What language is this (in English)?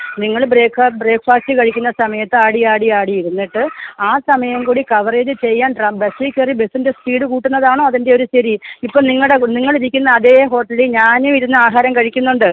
Malayalam